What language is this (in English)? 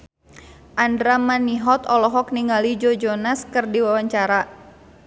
Sundanese